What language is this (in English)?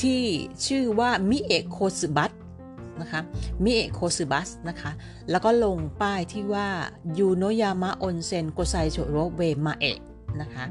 Thai